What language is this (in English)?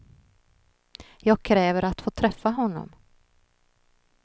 Swedish